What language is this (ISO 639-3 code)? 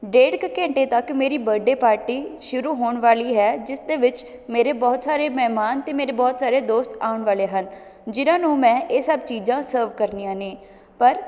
pan